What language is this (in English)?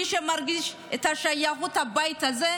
Hebrew